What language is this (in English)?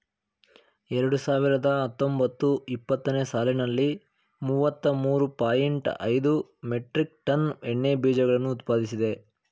Kannada